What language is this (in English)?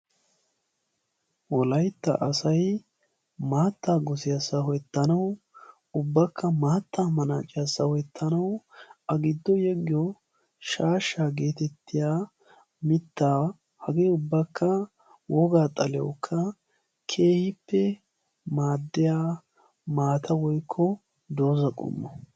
Wolaytta